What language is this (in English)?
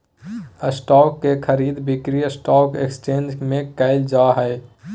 Magahi